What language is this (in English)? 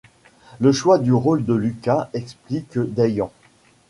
French